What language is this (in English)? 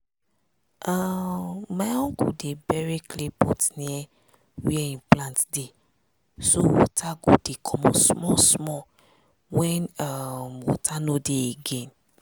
Nigerian Pidgin